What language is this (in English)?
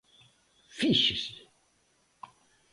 Galician